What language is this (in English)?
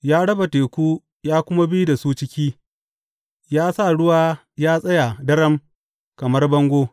Hausa